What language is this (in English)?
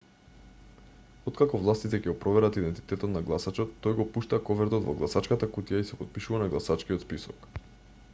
Macedonian